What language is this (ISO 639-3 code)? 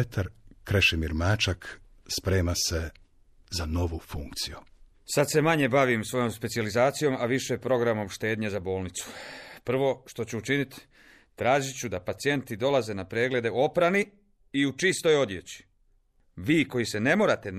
hrv